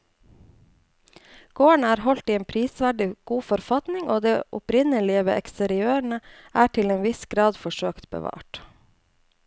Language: Norwegian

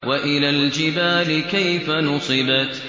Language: Arabic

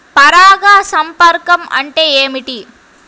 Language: Telugu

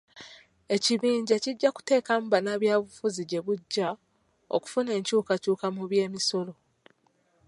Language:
Ganda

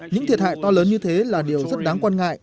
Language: Vietnamese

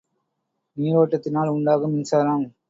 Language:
Tamil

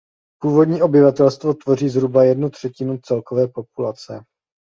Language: Czech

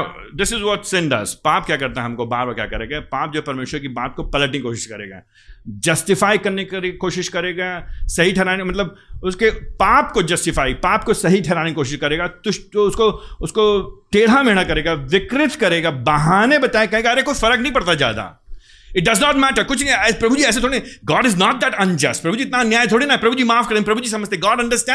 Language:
Hindi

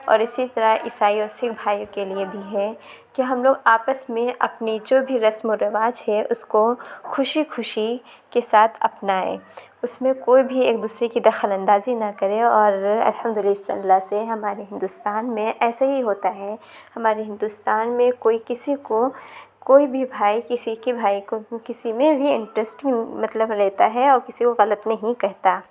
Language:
Urdu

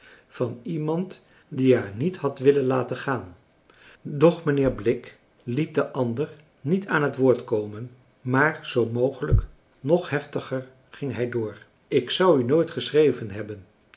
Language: Dutch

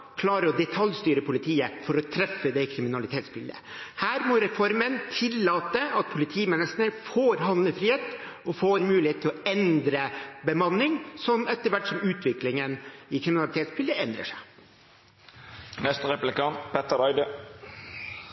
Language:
Norwegian Bokmål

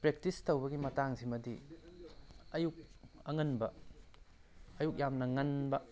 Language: Manipuri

